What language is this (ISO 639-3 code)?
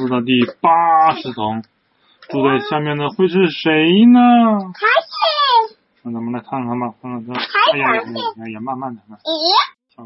zho